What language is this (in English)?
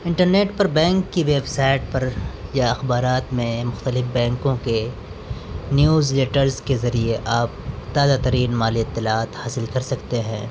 Urdu